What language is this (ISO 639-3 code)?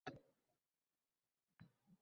uzb